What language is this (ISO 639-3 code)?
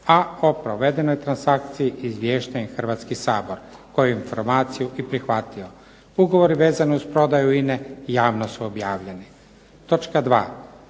hrv